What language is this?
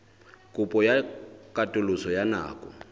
Southern Sotho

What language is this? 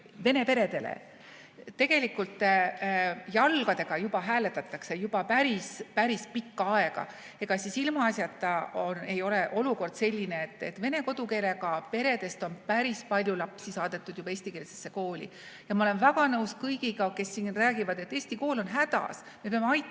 Estonian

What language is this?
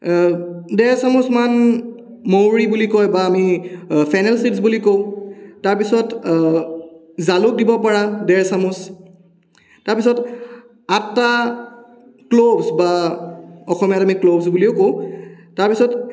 Assamese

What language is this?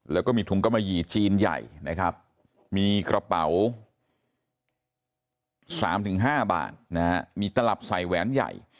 Thai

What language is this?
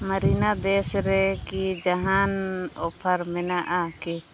Santali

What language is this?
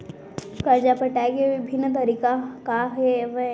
Chhattisgarhi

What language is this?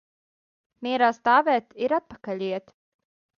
Latvian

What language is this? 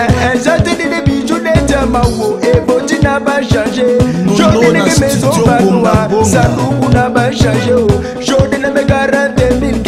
French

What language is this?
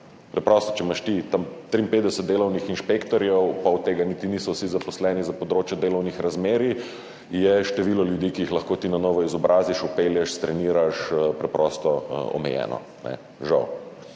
Slovenian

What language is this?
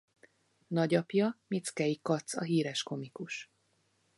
Hungarian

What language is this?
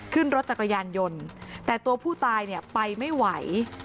Thai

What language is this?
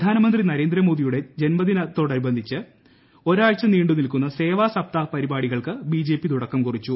Malayalam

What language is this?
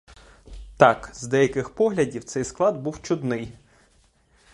Ukrainian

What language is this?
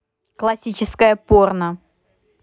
Russian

